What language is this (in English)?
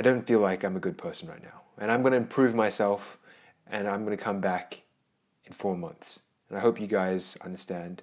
English